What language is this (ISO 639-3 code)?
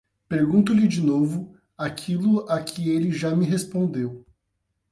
por